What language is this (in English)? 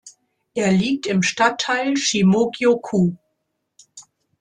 German